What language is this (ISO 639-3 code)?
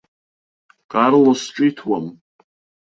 abk